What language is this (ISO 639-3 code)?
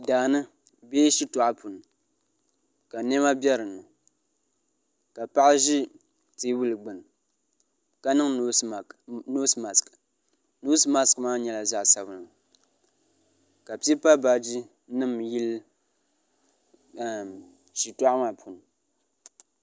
dag